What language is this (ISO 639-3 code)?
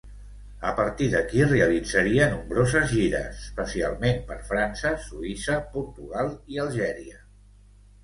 cat